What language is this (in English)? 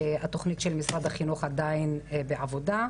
Hebrew